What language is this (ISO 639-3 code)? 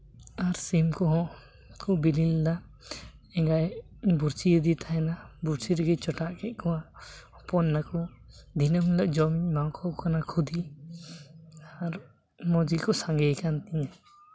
sat